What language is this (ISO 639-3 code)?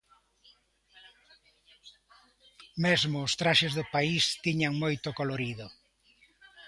glg